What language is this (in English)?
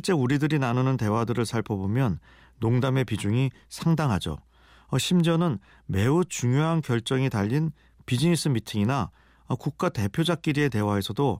Korean